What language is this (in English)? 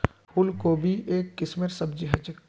Magahi